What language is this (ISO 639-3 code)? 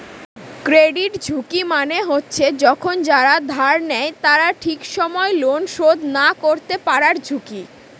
ben